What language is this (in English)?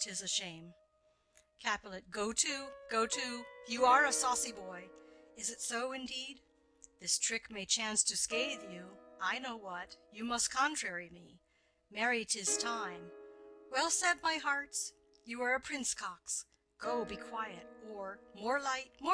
English